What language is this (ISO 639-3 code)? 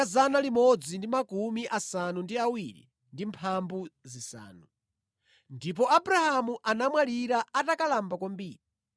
nya